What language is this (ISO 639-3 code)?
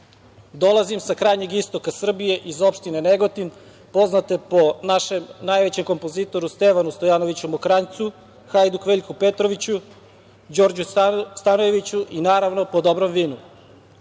srp